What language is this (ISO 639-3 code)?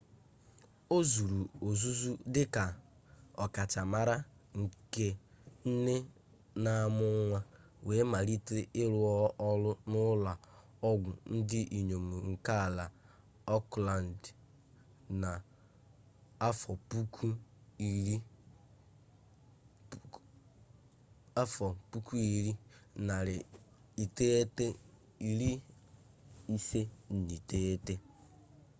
ibo